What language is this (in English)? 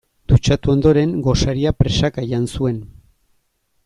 Basque